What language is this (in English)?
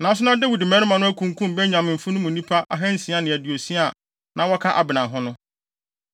Akan